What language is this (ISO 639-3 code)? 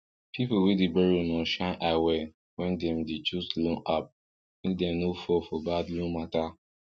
pcm